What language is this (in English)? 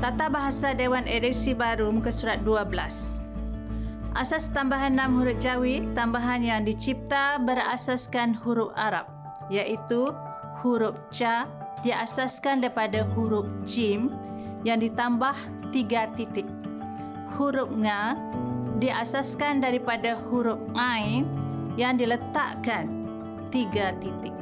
Malay